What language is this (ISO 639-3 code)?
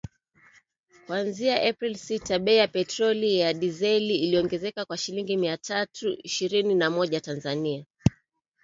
swa